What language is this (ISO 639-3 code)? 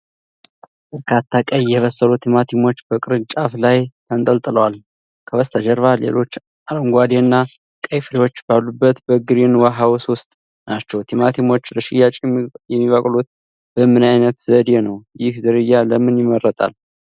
amh